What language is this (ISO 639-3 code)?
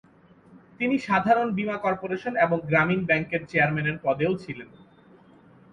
ben